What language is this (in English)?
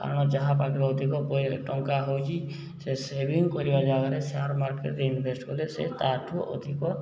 Odia